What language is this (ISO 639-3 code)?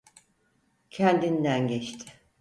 tur